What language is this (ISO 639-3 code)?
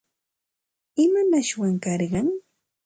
qxt